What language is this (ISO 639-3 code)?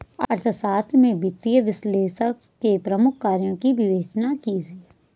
hin